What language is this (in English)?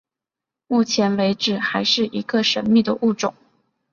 Chinese